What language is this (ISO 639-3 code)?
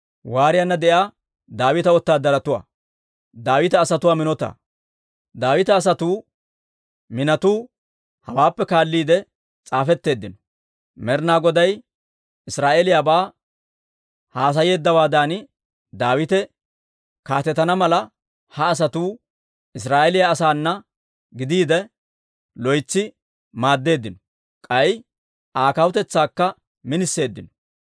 dwr